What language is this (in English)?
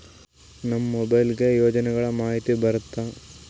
Kannada